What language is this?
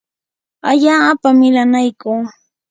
Yanahuanca Pasco Quechua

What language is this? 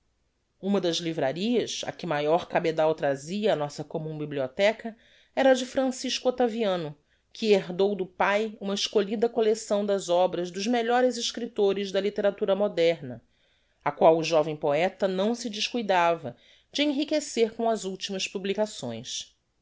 Portuguese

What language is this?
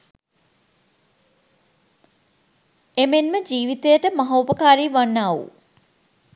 Sinhala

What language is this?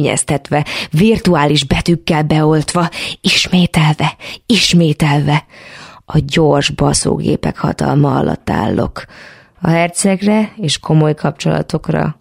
Hungarian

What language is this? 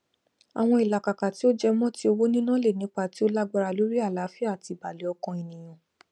Yoruba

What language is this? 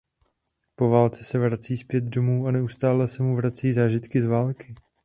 Czech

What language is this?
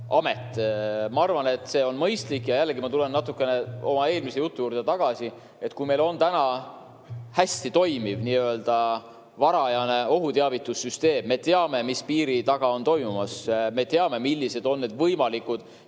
Estonian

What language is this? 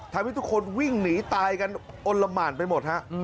Thai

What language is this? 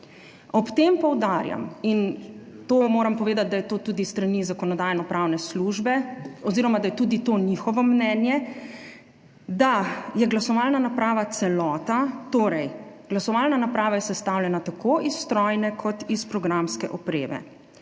Slovenian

